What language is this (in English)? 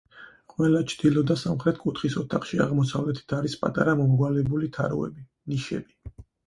Georgian